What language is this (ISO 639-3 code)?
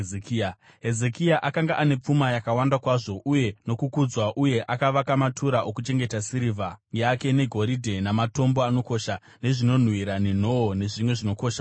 sna